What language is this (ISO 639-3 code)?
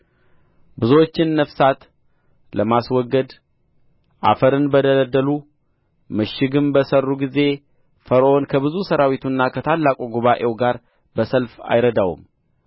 amh